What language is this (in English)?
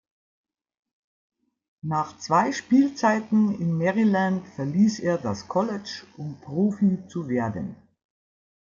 German